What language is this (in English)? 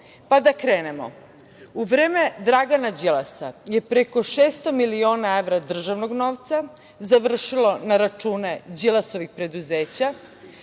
Serbian